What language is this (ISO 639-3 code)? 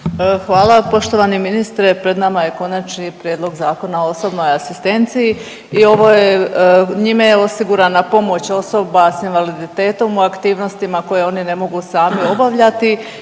hrv